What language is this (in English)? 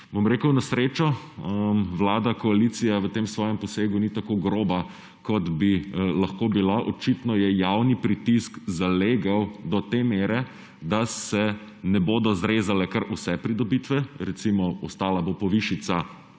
Slovenian